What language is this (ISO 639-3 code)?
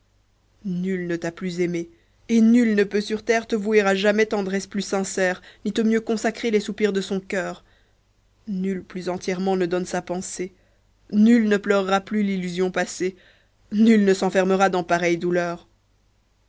fra